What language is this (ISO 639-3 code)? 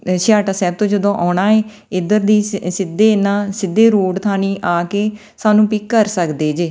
pan